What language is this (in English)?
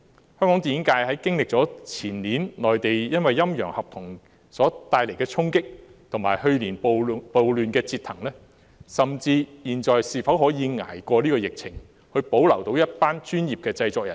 Cantonese